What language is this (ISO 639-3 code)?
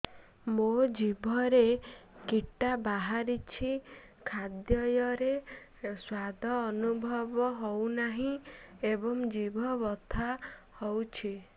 ori